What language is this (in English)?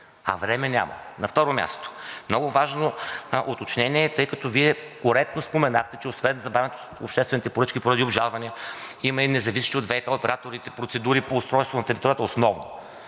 Bulgarian